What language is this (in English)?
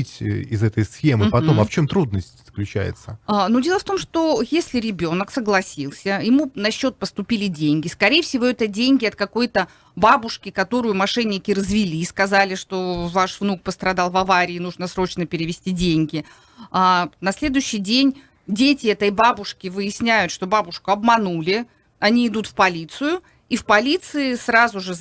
Russian